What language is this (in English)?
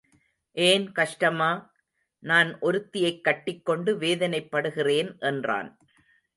Tamil